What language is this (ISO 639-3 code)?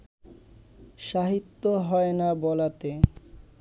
ben